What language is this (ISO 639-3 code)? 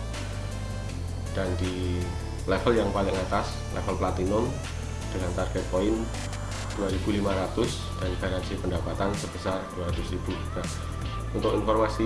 ind